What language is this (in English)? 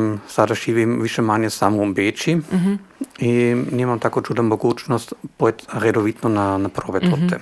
Croatian